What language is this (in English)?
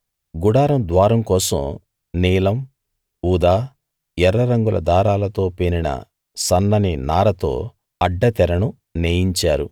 Telugu